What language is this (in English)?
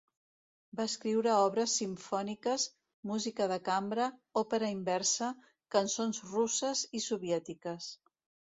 Catalan